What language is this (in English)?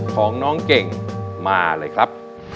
Thai